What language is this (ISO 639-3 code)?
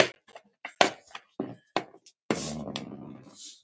isl